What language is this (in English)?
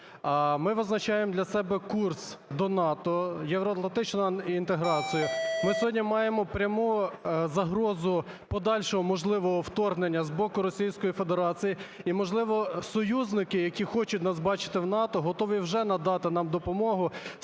Ukrainian